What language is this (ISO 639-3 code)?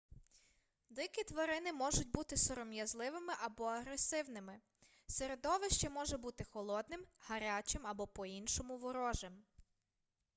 ukr